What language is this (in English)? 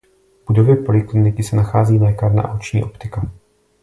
Czech